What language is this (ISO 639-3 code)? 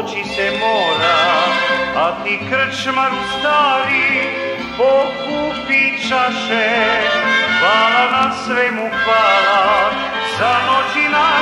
ron